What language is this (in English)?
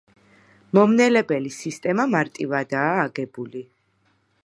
Georgian